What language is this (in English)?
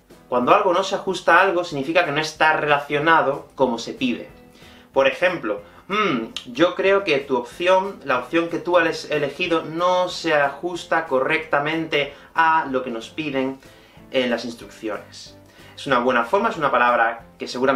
Spanish